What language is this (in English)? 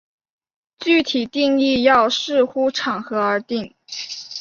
Chinese